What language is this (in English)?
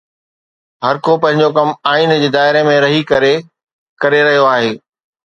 Sindhi